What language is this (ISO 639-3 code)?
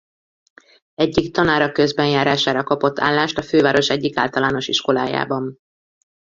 hun